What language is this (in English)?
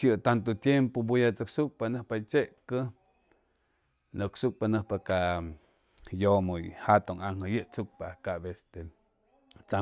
Chimalapa Zoque